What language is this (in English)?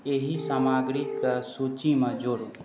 Maithili